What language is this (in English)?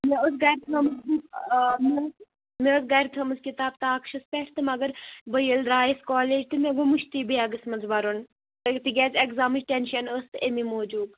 Kashmiri